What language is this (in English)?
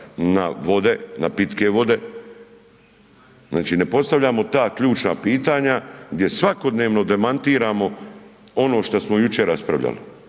Croatian